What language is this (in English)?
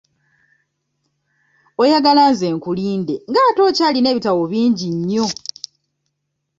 Ganda